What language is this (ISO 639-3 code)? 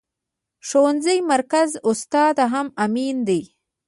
pus